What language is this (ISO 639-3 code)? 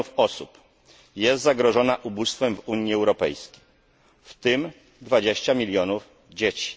pol